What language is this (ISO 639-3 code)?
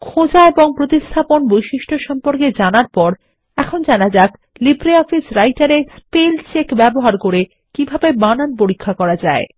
ben